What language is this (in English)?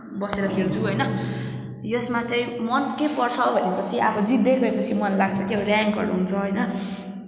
Nepali